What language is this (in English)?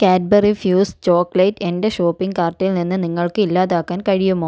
Malayalam